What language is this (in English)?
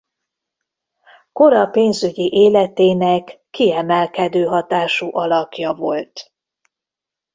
Hungarian